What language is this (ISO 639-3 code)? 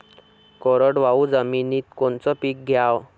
mar